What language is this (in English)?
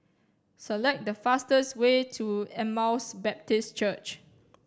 English